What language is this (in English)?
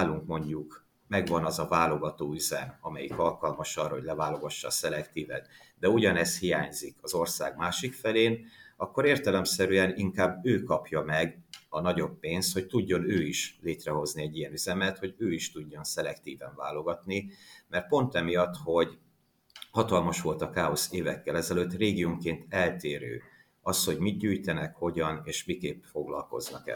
Hungarian